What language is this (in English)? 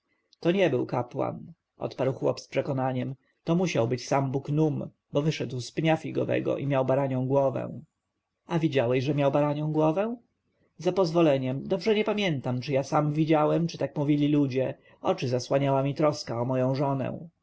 Polish